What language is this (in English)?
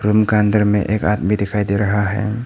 Hindi